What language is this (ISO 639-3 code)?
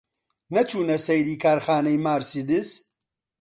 ckb